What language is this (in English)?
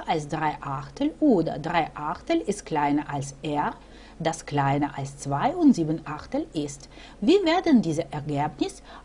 German